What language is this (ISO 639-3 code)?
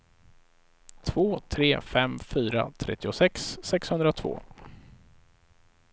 swe